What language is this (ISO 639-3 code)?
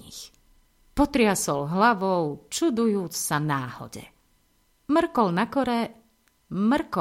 slk